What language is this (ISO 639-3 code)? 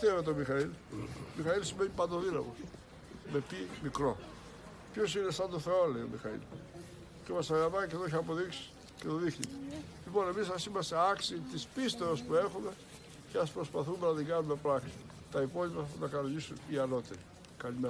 ell